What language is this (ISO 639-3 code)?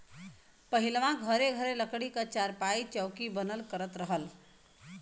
bho